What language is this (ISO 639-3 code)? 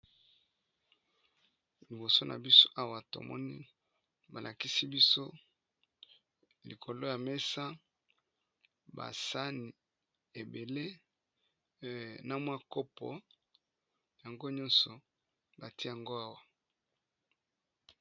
lin